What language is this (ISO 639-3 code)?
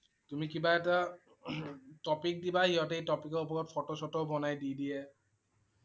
asm